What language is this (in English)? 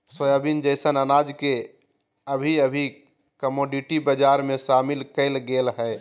Magahi